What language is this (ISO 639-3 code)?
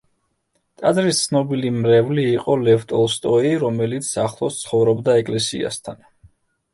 kat